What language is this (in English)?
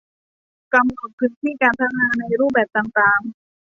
Thai